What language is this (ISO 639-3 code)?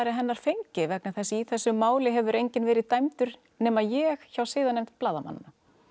isl